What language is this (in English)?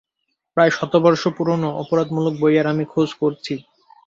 Bangla